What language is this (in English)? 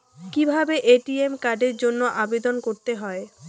Bangla